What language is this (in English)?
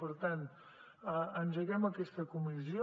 Catalan